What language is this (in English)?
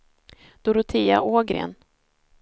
Swedish